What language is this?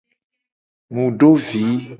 Gen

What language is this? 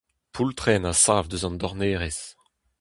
Breton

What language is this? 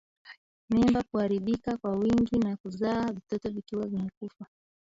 Swahili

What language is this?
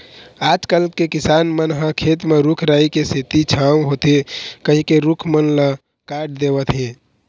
Chhattisgarhi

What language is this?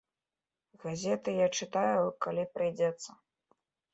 Belarusian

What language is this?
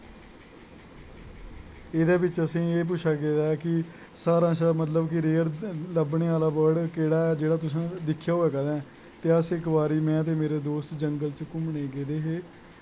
Dogri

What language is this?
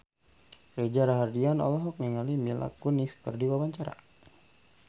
Sundanese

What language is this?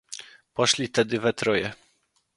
Polish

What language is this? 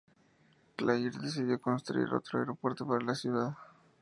Spanish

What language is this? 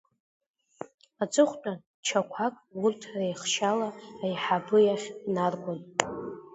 Abkhazian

